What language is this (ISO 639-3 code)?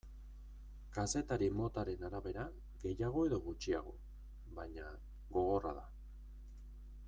eus